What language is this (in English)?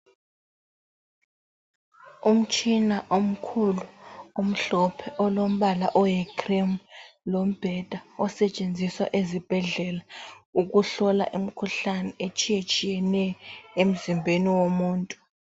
North Ndebele